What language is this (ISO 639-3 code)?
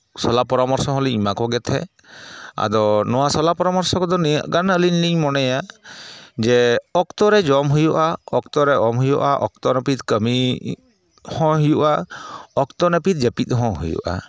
sat